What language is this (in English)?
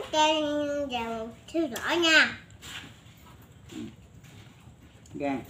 Vietnamese